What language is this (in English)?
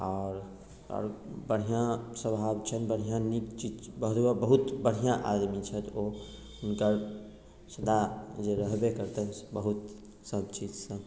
Maithili